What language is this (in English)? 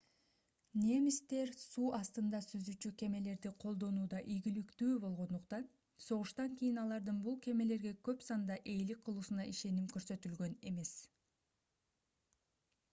Kyrgyz